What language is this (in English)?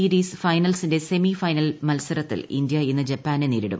Malayalam